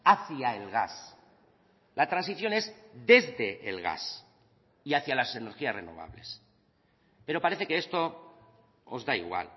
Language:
Spanish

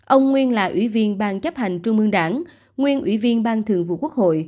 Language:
Vietnamese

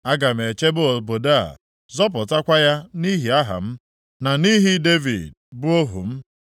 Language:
Igbo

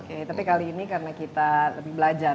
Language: Indonesian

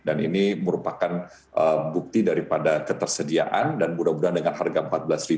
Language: Indonesian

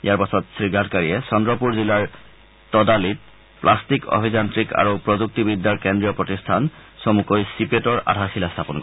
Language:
Assamese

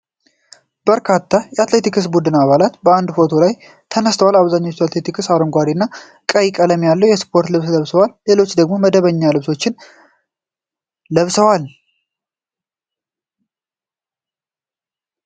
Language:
Amharic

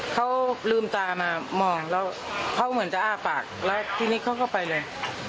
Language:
Thai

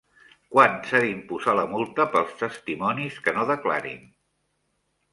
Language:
Catalan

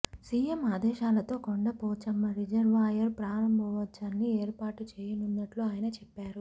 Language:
Telugu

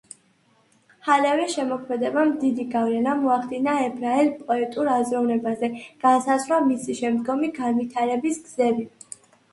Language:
Georgian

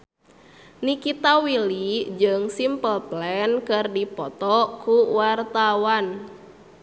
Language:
Sundanese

